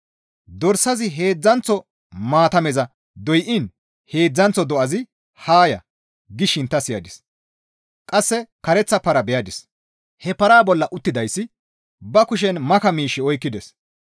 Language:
Gamo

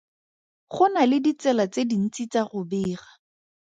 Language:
Tswana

